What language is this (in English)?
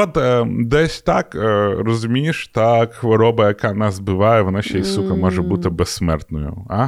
Ukrainian